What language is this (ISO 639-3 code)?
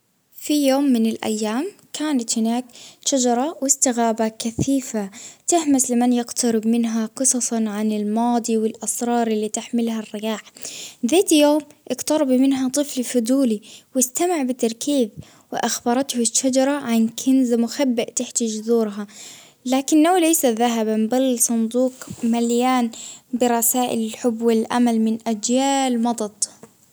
abv